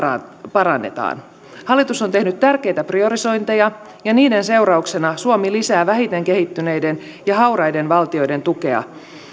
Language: Finnish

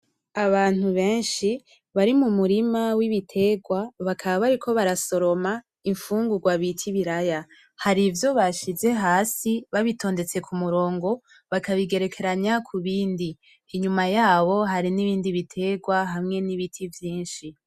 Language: Rundi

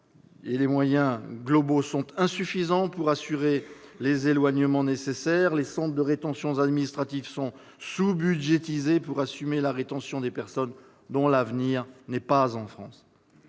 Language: French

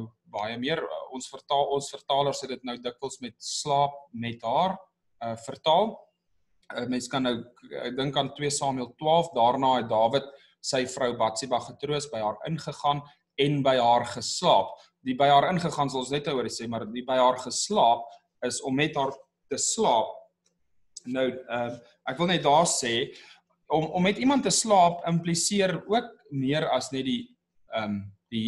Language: Dutch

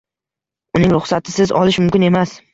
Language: Uzbek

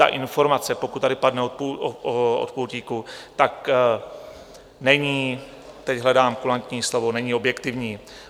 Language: Czech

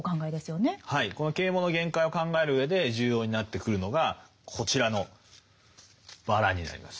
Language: Japanese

